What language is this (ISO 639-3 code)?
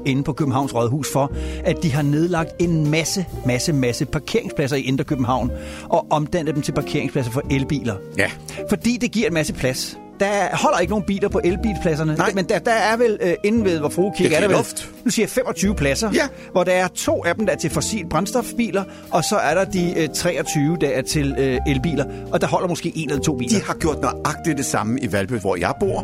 dan